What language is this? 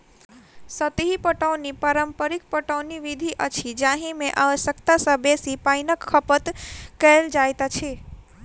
Maithili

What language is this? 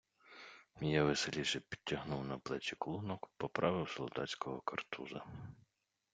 Ukrainian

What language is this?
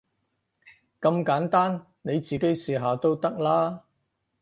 Cantonese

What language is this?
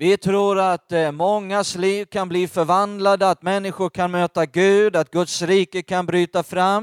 Swedish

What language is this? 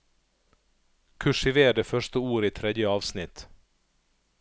Norwegian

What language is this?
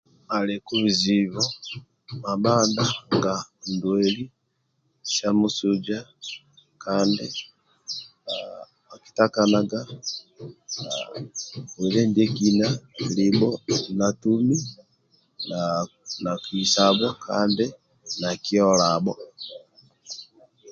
Amba (Uganda)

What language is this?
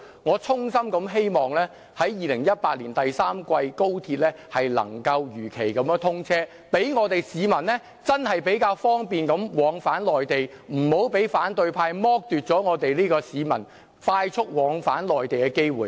Cantonese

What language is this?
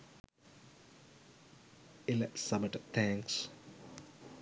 Sinhala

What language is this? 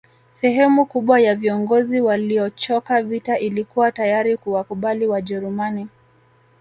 Swahili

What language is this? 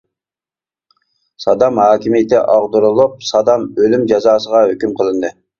Uyghur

